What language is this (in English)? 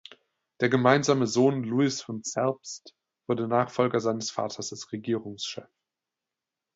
German